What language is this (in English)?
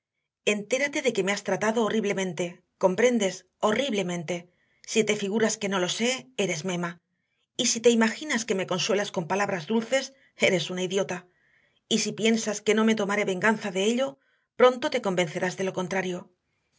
Spanish